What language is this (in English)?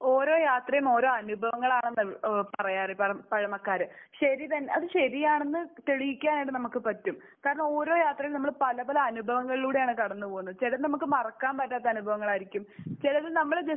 Malayalam